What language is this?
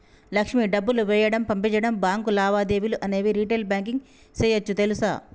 Telugu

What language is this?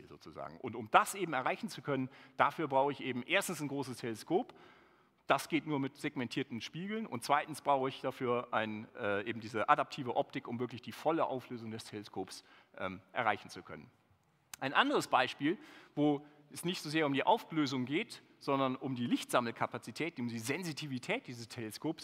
German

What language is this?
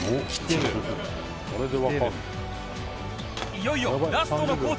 Japanese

